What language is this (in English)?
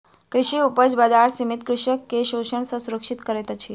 Maithili